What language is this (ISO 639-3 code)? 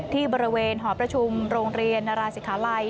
tha